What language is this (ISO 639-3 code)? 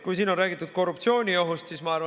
est